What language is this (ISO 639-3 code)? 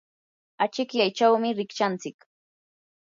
qur